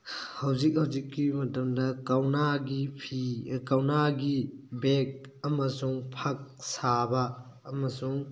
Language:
Manipuri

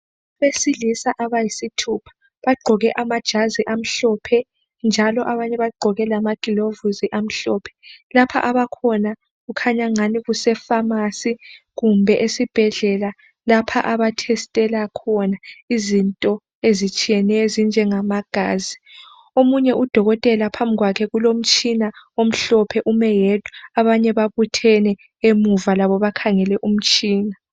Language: North Ndebele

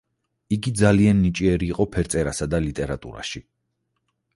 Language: Georgian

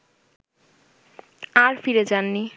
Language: Bangla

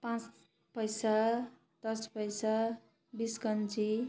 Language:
Nepali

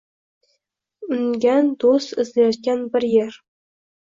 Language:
Uzbek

